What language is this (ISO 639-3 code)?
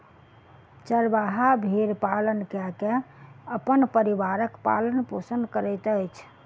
mai